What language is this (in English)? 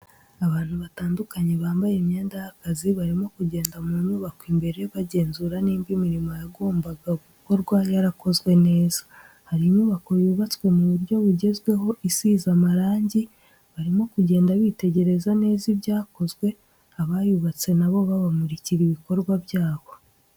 Kinyarwanda